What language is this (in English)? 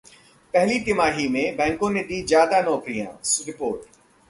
Hindi